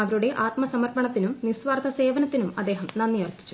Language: Malayalam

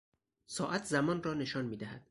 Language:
Persian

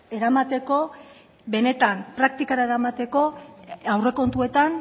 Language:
Basque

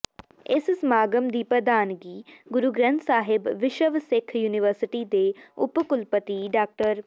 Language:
Punjabi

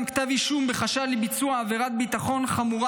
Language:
Hebrew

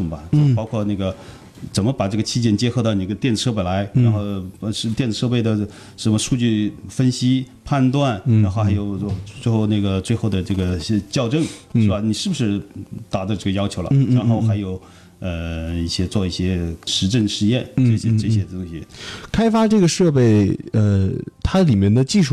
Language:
Chinese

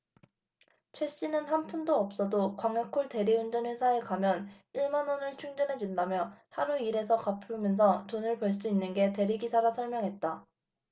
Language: Korean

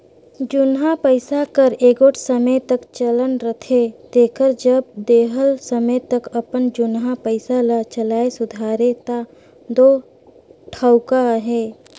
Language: Chhattisgarhi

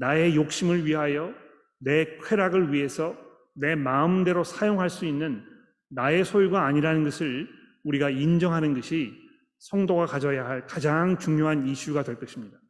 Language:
Korean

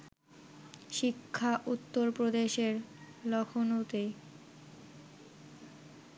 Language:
Bangla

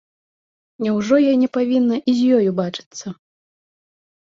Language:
Belarusian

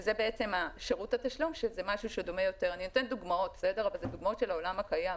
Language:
Hebrew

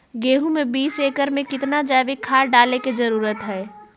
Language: Magahi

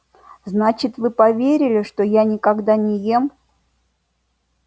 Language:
Russian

